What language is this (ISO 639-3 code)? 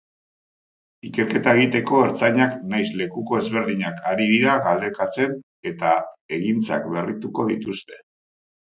eus